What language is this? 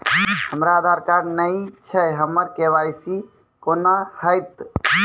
Maithili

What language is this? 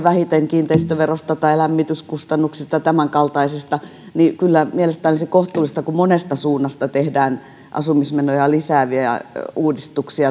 Finnish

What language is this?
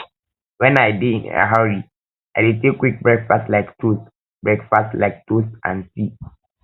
Nigerian Pidgin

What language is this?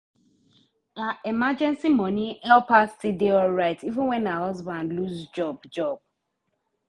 Nigerian Pidgin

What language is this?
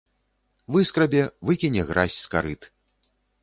Belarusian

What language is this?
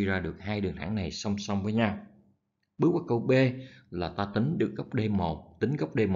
Vietnamese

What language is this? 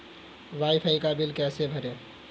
Hindi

